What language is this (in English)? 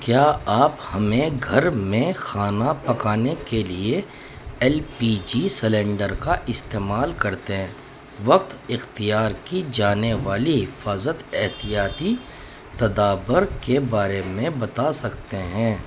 Urdu